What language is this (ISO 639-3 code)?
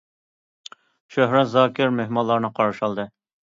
uig